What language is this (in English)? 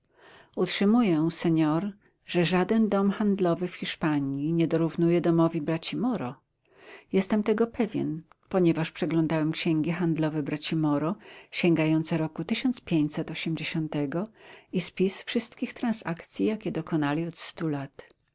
Polish